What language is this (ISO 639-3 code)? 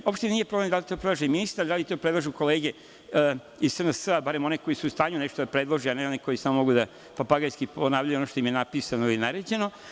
srp